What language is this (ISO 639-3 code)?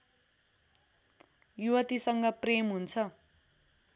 nep